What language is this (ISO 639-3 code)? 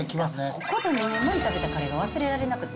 jpn